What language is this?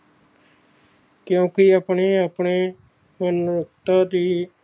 Punjabi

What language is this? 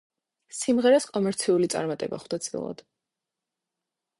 Georgian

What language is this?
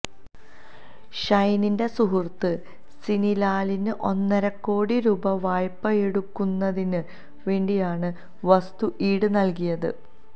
Malayalam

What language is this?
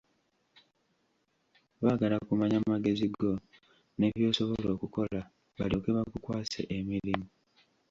Ganda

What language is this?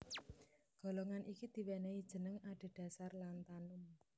Javanese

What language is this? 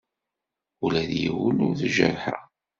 Kabyle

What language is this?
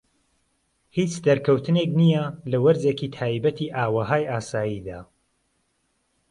Central Kurdish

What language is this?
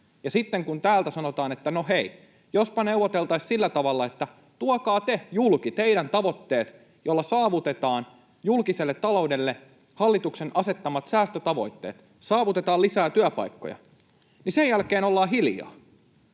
Finnish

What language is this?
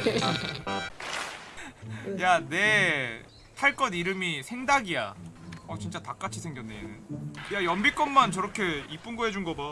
Korean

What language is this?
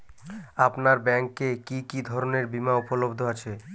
Bangla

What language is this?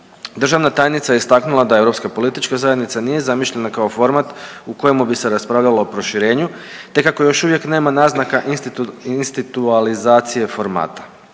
Croatian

